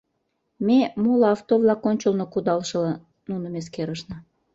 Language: Mari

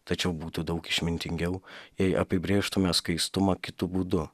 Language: Lithuanian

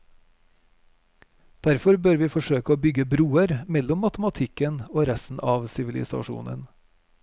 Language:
Norwegian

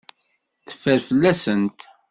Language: Kabyle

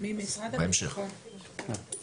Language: Hebrew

